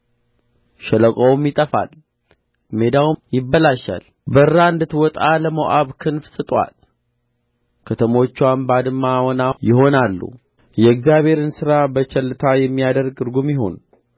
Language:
Amharic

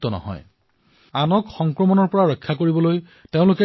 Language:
Assamese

